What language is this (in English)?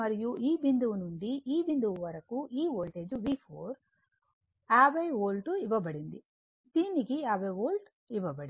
Telugu